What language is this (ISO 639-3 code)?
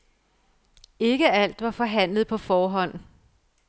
dan